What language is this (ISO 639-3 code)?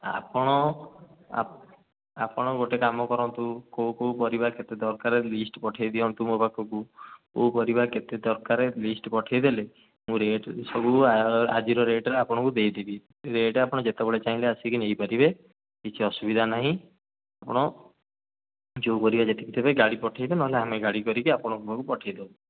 ori